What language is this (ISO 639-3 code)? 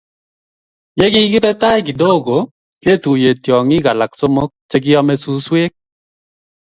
kln